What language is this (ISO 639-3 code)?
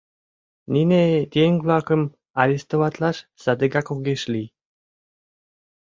chm